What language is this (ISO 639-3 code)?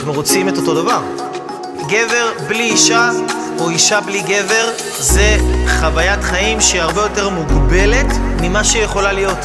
heb